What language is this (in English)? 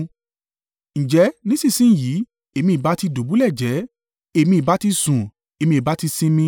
Yoruba